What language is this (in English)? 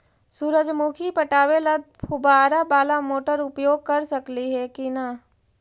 Magahi